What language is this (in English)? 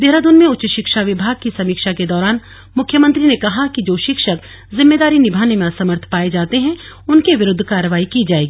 Hindi